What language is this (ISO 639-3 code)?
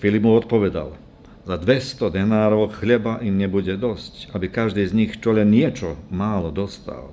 slk